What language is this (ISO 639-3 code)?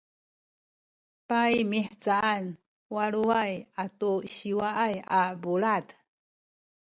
szy